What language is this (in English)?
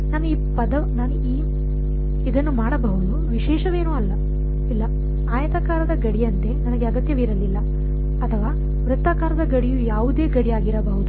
Kannada